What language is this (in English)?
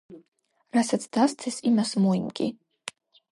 Georgian